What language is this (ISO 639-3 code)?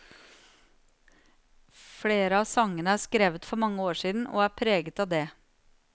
nor